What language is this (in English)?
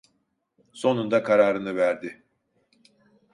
Turkish